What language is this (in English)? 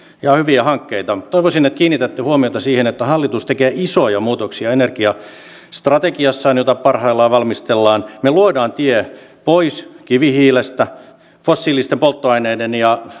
Finnish